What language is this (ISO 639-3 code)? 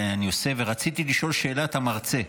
heb